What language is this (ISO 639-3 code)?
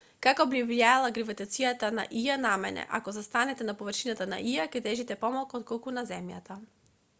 mkd